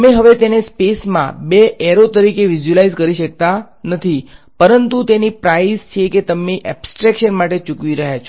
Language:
Gujarati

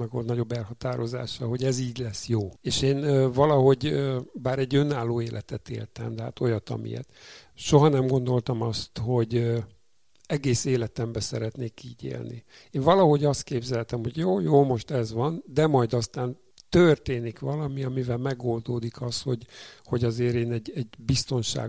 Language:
Hungarian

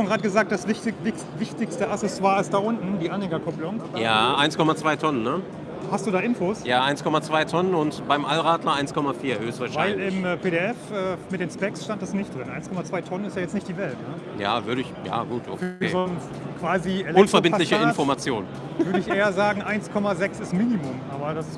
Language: German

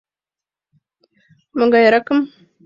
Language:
Mari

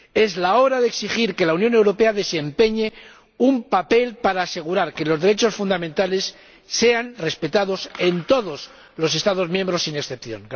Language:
Spanish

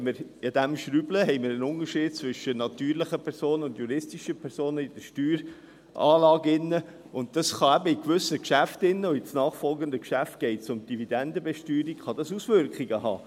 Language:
Swiss German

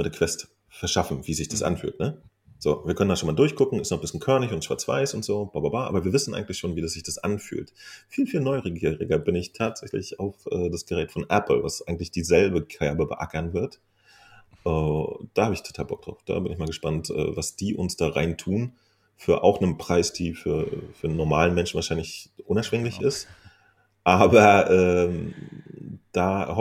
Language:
German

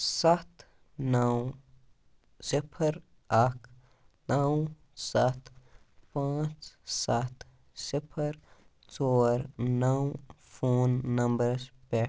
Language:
Kashmiri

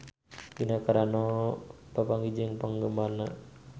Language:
Sundanese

